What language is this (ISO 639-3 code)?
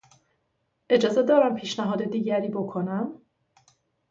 fas